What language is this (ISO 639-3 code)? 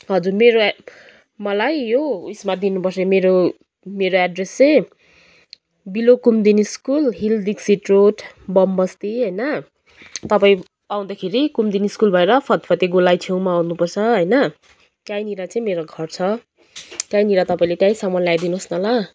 nep